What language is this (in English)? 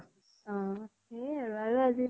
Assamese